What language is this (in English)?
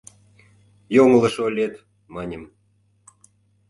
Mari